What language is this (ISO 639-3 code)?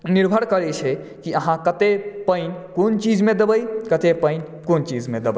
mai